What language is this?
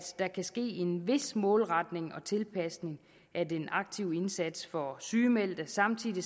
Danish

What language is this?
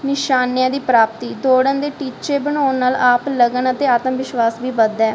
Punjabi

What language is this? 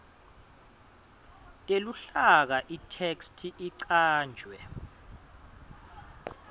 Swati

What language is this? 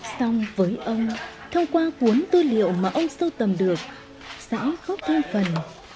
Vietnamese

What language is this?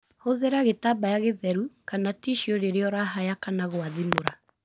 Kikuyu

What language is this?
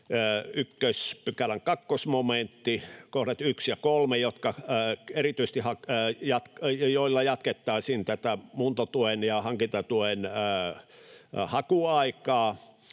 Finnish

